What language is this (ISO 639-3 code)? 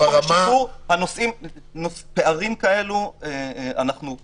heb